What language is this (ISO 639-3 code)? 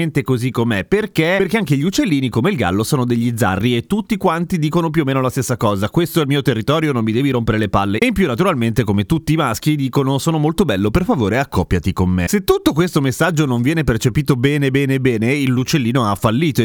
ita